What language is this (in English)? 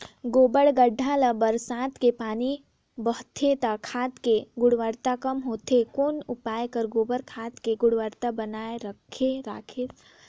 Chhattisgarhi